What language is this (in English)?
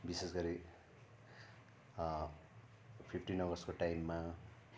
Nepali